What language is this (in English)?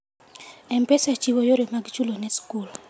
Luo (Kenya and Tanzania)